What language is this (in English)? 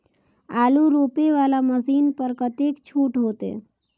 Maithili